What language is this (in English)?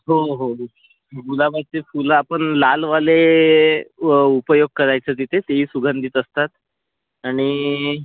Marathi